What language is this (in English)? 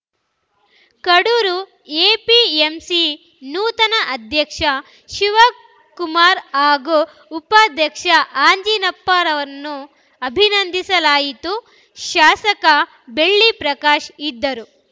Kannada